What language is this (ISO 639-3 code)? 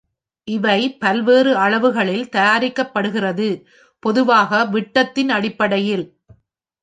tam